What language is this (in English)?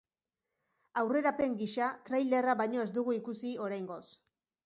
Basque